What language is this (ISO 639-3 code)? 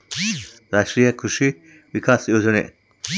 kan